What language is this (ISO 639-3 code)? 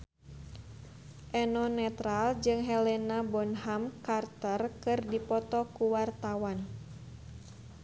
sun